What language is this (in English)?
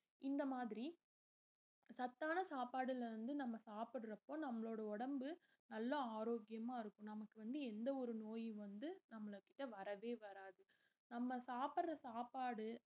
Tamil